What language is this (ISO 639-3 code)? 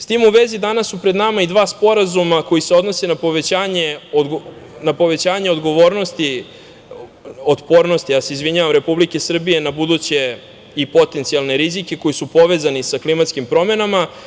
srp